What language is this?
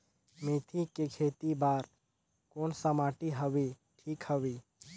Chhattisgarhi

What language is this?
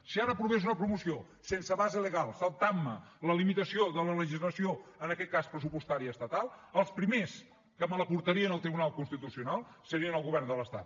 Catalan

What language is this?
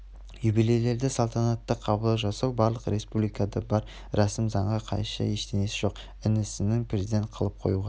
Kazakh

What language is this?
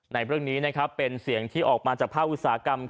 Thai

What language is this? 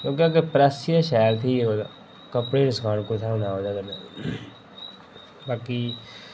Dogri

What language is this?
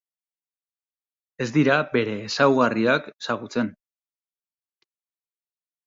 Basque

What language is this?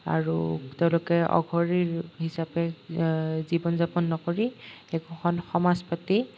Assamese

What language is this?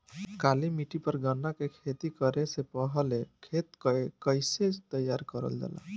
Bhojpuri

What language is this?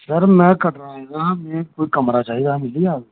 Dogri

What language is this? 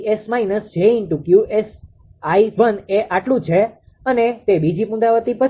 Gujarati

